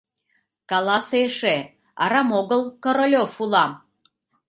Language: Mari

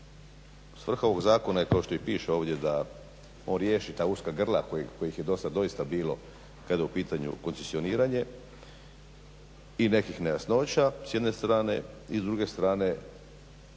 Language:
Croatian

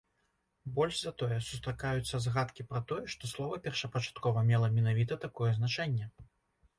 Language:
Belarusian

